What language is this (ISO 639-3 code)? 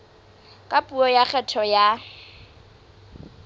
sot